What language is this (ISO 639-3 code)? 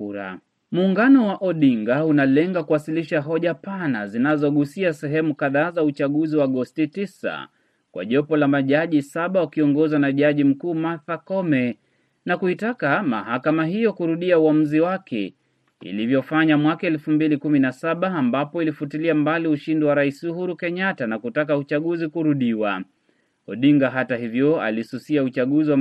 swa